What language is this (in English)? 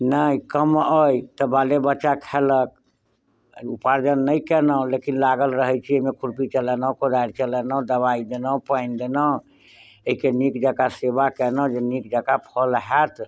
Maithili